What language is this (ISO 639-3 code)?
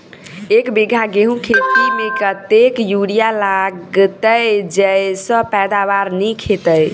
mai